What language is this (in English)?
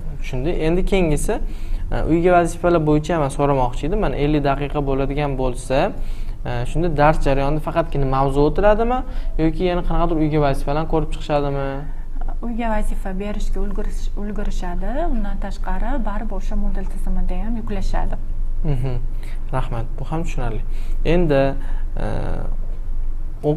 Turkish